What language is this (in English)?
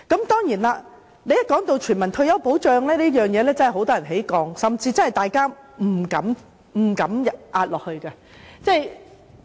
Cantonese